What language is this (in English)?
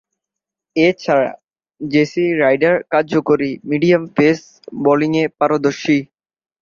Bangla